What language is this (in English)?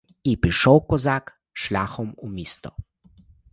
Ukrainian